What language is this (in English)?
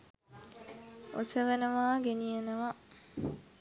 Sinhala